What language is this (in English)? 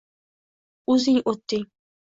Uzbek